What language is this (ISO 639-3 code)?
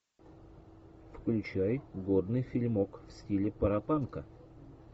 rus